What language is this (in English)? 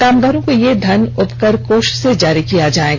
Hindi